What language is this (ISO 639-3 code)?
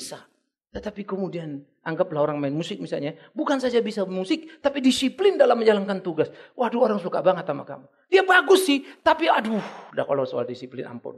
ind